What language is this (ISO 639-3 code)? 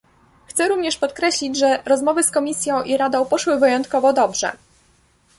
pol